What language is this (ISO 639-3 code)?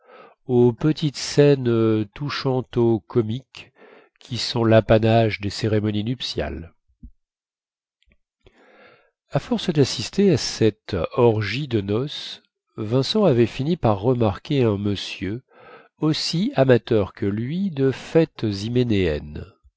fra